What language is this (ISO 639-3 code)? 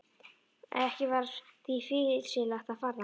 isl